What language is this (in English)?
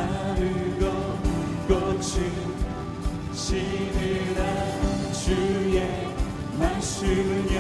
Korean